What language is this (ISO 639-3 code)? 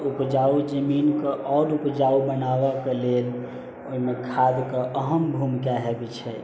mai